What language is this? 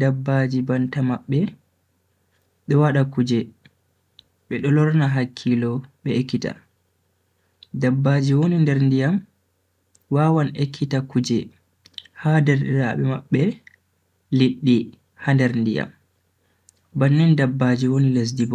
Bagirmi Fulfulde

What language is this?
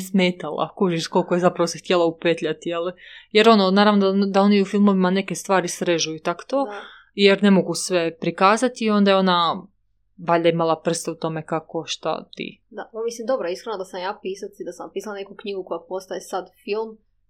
Croatian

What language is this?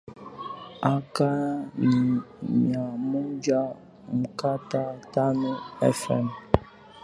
Swahili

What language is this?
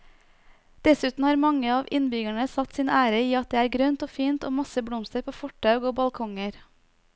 Norwegian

